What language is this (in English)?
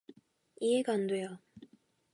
Korean